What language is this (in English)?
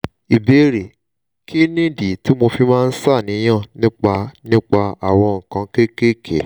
Yoruba